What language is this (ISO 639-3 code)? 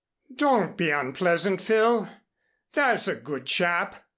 eng